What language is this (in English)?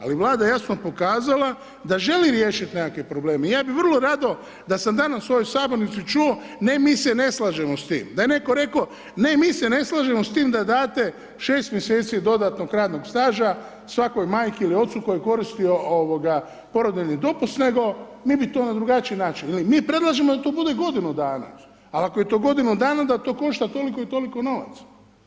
Croatian